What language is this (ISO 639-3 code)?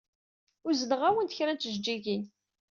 kab